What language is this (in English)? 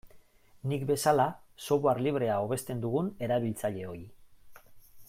Basque